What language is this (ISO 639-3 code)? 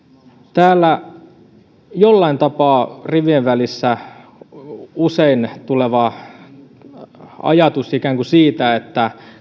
fin